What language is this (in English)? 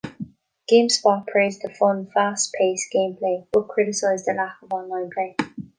English